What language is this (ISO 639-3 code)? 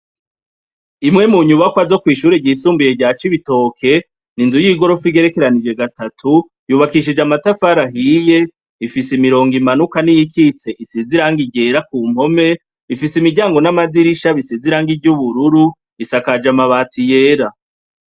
run